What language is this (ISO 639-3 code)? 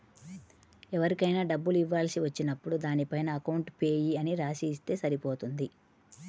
tel